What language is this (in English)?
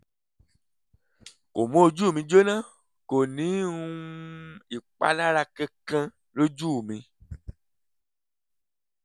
Yoruba